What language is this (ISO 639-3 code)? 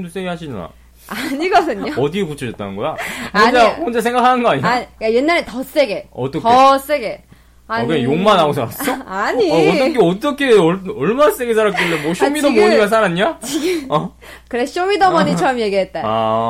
kor